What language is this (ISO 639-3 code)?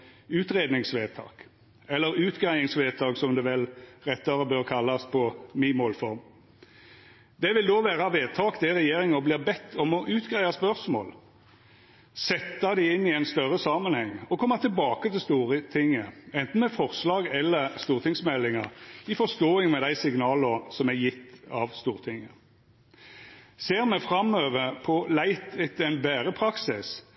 nno